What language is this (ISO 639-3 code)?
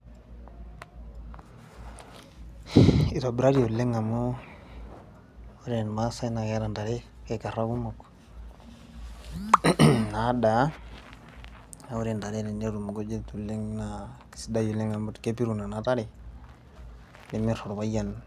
mas